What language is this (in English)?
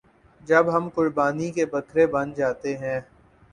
Urdu